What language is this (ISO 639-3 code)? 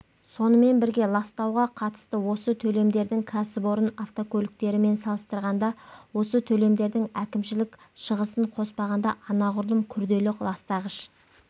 kaz